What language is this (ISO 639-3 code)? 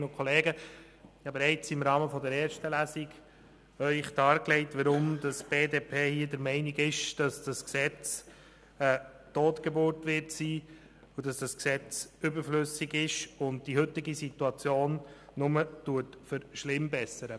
gsw